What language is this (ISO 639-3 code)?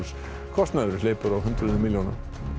isl